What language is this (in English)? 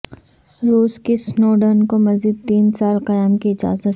Urdu